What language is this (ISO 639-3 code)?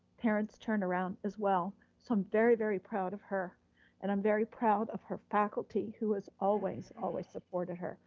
eng